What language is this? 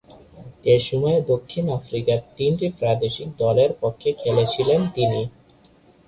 Bangla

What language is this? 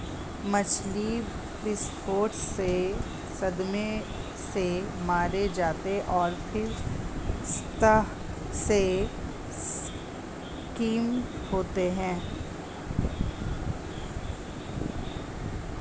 Hindi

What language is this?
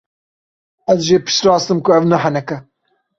Kurdish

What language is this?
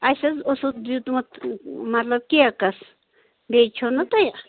Kashmiri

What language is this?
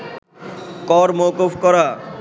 Bangla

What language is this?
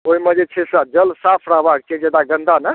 Maithili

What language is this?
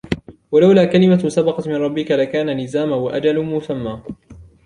Arabic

